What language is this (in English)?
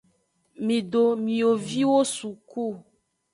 Aja (Benin)